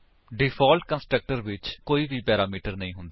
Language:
Punjabi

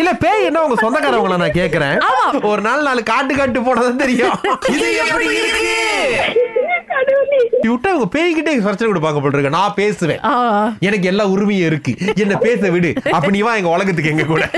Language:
Tamil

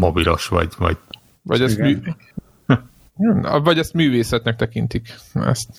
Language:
Hungarian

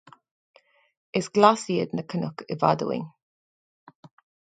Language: Irish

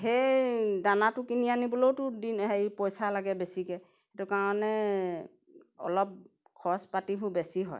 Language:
Assamese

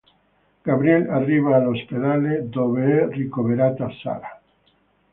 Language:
Italian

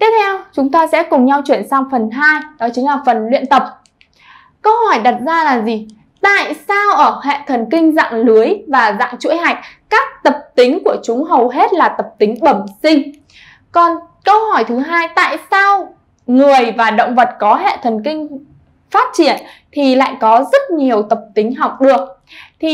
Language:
Vietnamese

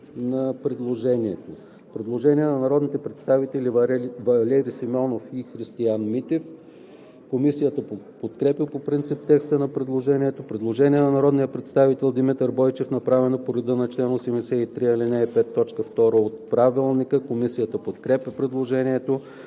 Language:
Bulgarian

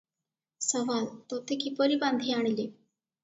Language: Odia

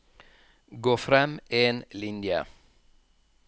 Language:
Norwegian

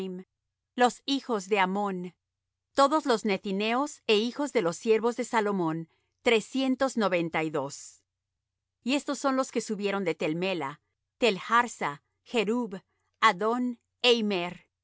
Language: Spanish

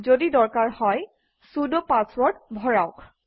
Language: Assamese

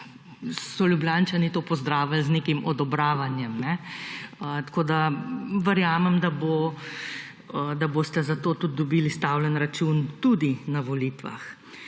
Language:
Slovenian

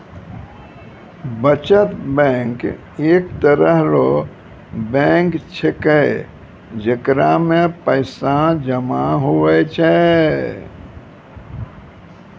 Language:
Maithili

